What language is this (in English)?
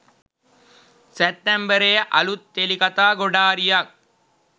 Sinhala